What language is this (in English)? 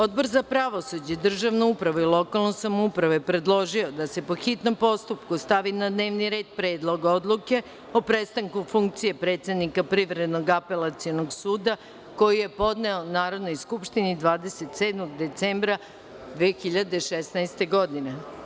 Serbian